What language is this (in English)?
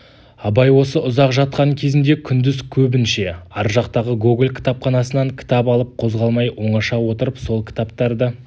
Kazakh